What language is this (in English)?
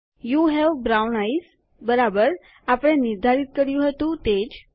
Gujarati